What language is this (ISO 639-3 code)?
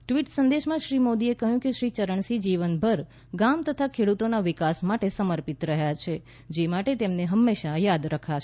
guj